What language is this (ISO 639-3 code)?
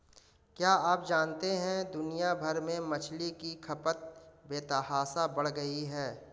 hin